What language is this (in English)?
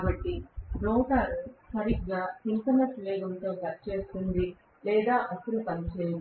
Telugu